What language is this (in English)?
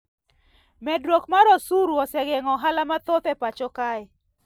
Luo (Kenya and Tanzania)